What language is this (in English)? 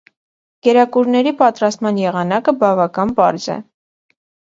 Armenian